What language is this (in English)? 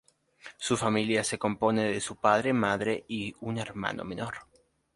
Spanish